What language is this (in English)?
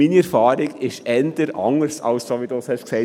Swiss German